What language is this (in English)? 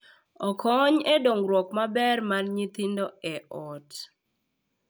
Luo (Kenya and Tanzania)